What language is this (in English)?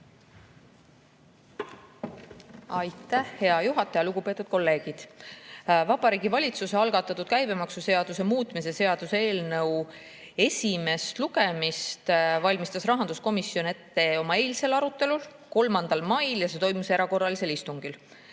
Estonian